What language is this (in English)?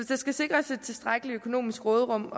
Danish